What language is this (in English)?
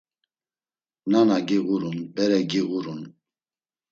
Laz